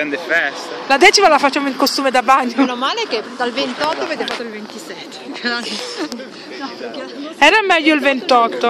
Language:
Italian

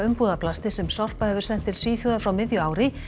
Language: Icelandic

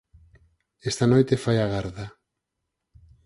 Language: Galician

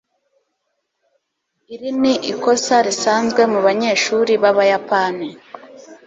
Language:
Kinyarwanda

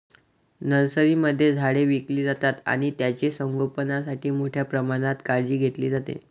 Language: Marathi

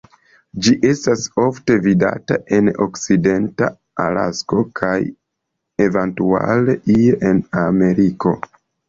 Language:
Esperanto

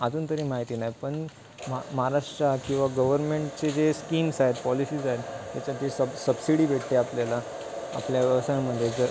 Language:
Marathi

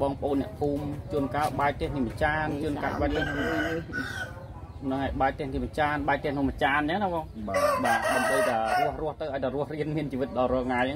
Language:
Vietnamese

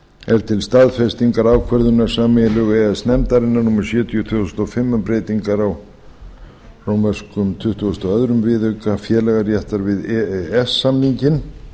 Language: Icelandic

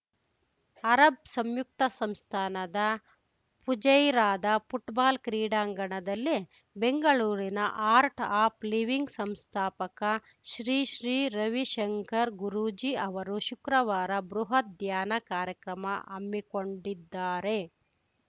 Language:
Kannada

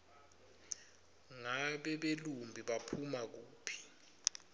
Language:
Swati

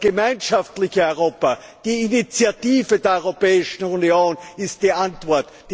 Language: German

